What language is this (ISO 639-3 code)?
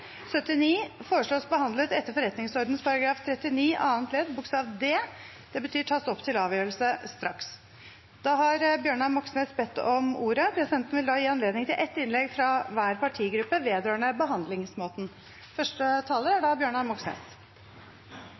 nob